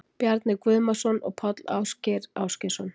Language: Icelandic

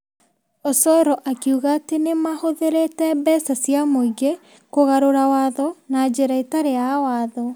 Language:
Kikuyu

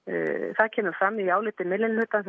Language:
Icelandic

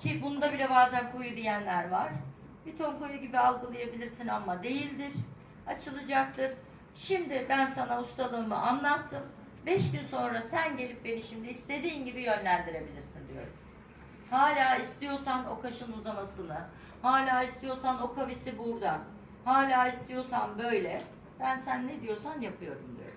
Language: Turkish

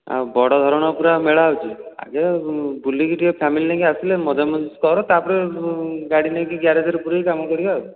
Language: Odia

